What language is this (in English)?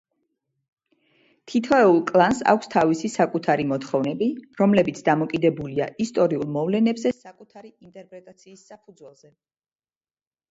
Georgian